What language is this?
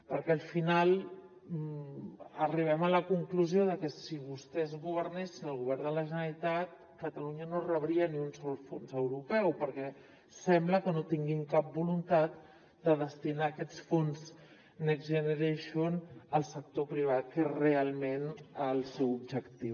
Catalan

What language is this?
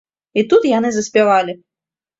Belarusian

